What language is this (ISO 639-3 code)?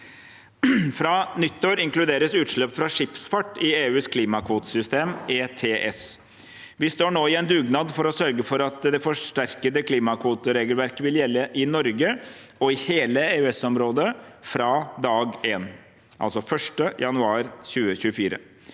nor